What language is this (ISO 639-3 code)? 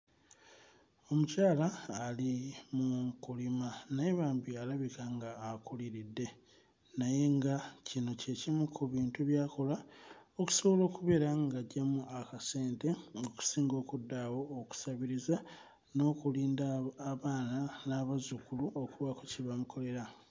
lug